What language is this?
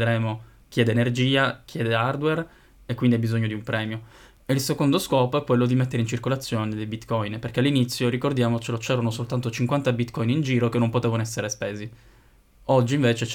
Italian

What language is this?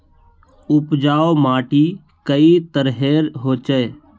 Magahi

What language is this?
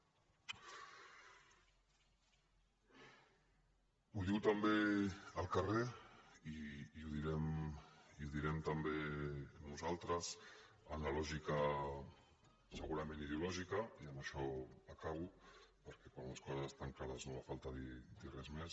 Catalan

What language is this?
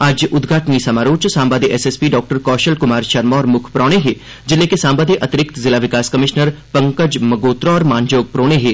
Dogri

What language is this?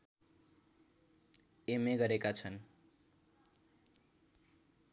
Nepali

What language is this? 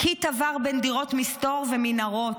Hebrew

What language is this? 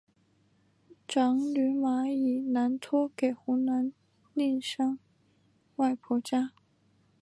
Chinese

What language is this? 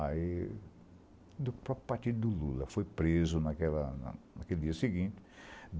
Portuguese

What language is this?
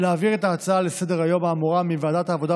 Hebrew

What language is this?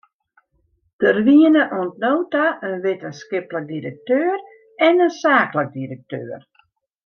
Western Frisian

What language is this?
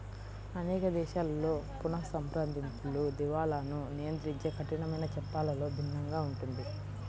Telugu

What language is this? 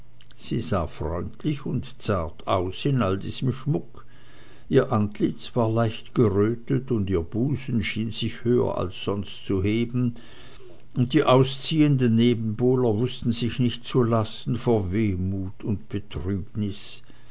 German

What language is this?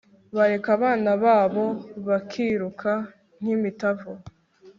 Kinyarwanda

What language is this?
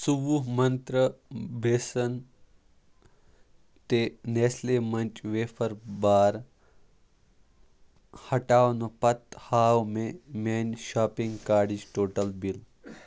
Kashmiri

